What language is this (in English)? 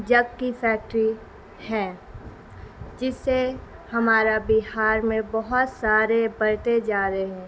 Urdu